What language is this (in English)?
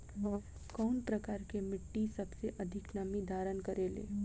Bhojpuri